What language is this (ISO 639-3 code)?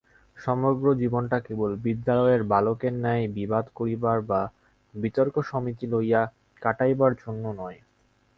ben